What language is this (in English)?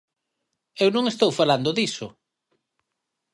Galician